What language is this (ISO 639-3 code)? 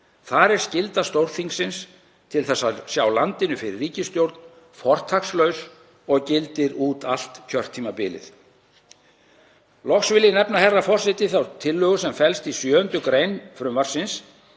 isl